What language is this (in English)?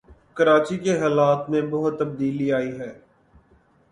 Urdu